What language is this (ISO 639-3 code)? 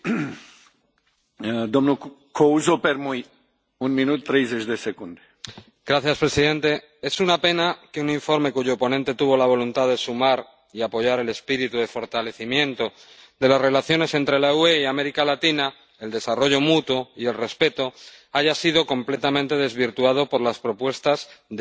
spa